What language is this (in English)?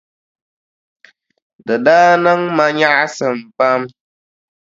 Dagbani